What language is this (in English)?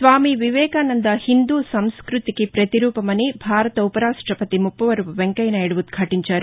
Telugu